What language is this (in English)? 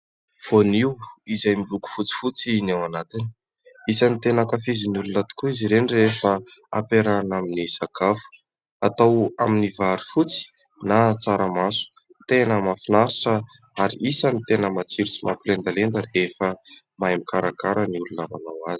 Malagasy